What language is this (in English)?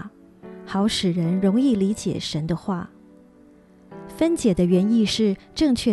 Chinese